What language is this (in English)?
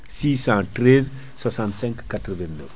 Fula